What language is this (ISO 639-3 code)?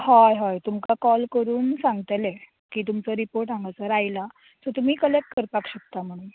kok